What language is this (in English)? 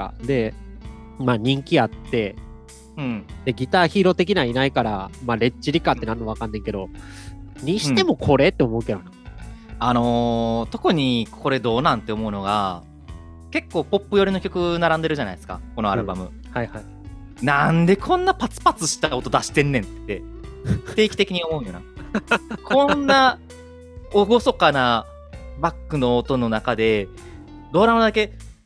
Japanese